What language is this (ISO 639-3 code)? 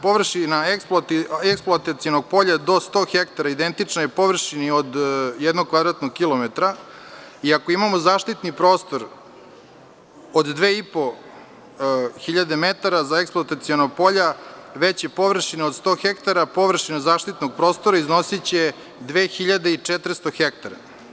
srp